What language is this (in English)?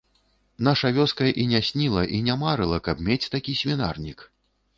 Belarusian